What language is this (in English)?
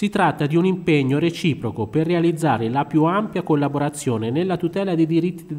Italian